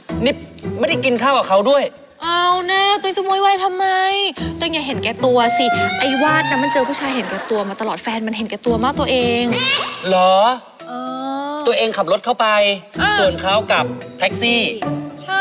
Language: Thai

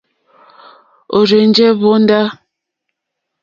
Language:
Mokpwe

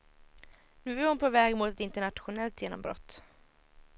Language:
Swedish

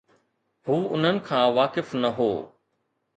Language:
Sindhi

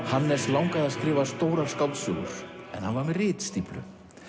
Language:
Icelandic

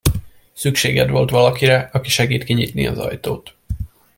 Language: Hungarian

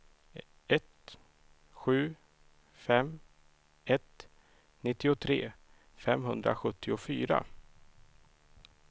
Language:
Swedish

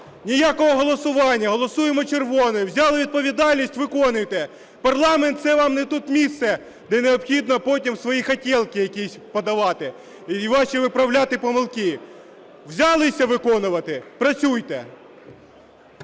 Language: Ukrainian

